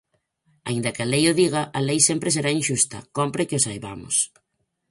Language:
Galician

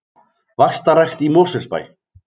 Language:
Icelandic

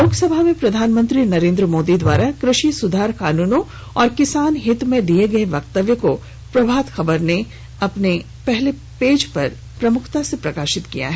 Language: Hindi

